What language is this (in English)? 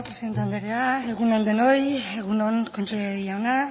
Basque